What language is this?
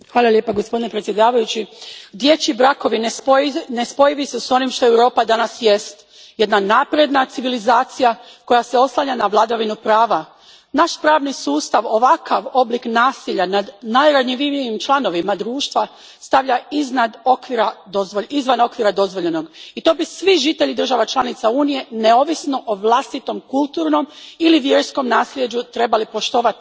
Croatian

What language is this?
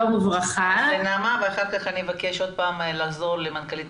Hebrew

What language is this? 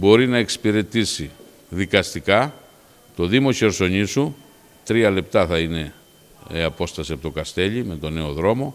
Greek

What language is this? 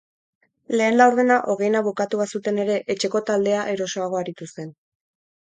Basque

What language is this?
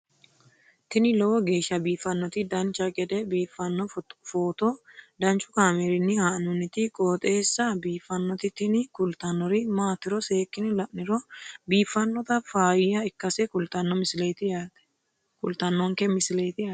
Sidamo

